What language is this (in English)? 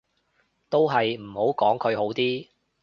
Cantonese